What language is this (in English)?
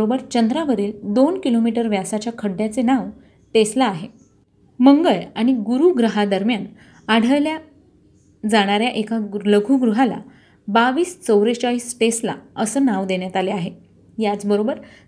Marathi